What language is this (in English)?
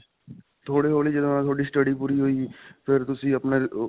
Punjabi